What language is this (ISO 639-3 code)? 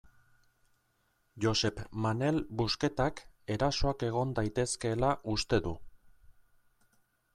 eus